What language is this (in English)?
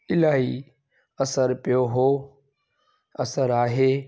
Sindhi